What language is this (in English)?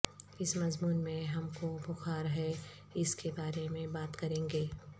Urdu